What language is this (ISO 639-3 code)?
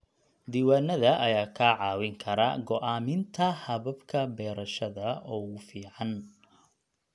som